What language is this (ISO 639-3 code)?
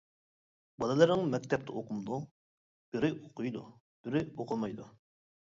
uig